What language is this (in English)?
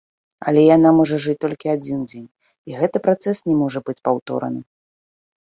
Belarusian